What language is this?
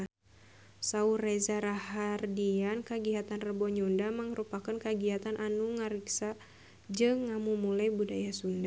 Sundanese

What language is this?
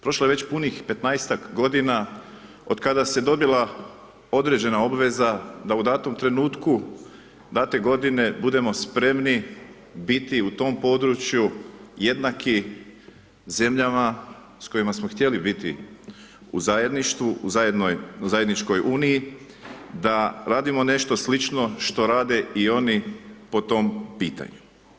Croatian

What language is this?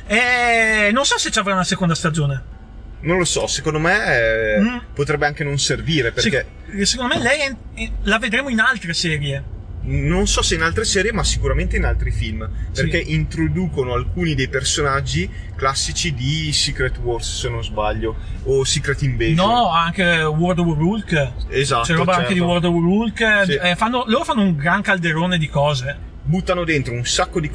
Italian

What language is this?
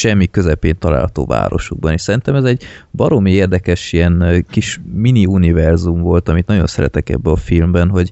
Hungarian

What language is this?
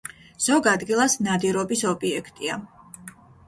Georgian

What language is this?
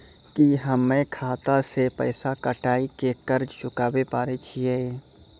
Maithili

